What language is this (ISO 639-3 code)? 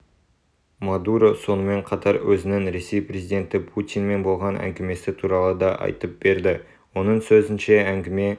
kaz